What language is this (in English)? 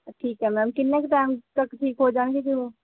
Punjabi